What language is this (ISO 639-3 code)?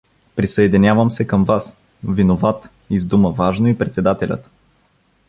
bul